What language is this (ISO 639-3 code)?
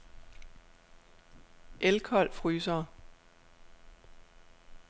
dan